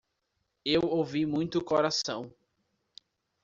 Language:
Portuguese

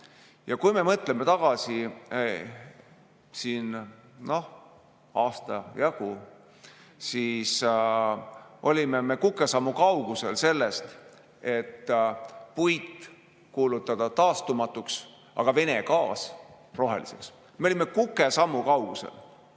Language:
Estonian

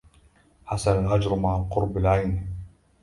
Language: Arabic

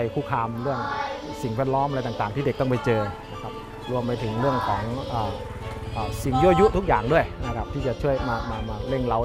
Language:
Thai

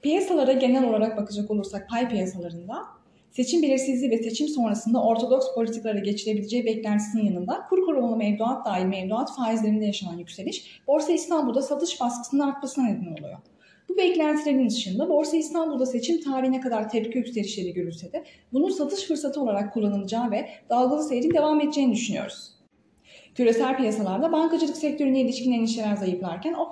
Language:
Turkish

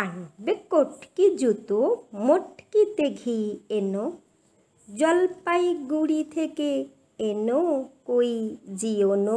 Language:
Romanian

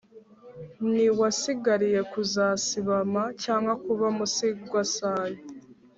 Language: Kinyarwanda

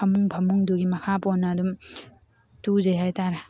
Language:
Manipuri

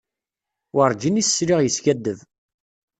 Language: Kabyle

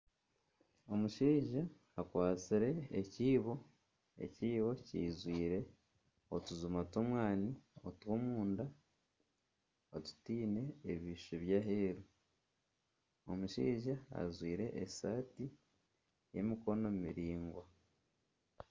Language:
Nyankole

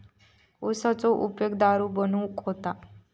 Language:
Marathi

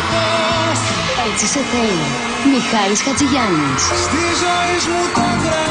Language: Greek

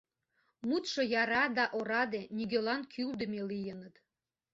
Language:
Mari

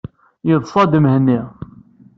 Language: Kabyle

